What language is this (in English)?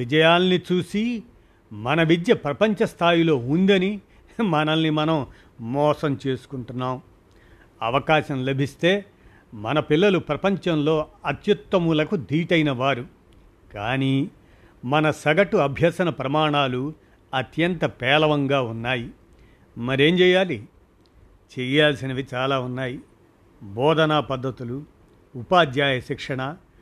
Telugu